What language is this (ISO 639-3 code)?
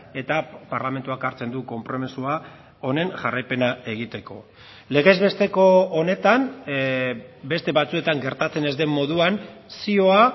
eus